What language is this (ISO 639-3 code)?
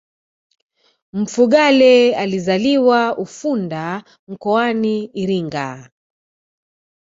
swa